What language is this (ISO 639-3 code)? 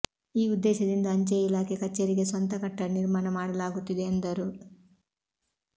kan